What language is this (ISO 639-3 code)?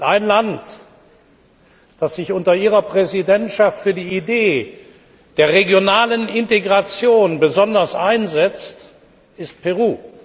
deu